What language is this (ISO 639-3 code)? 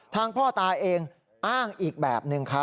tha